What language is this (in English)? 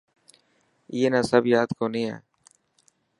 Dhatki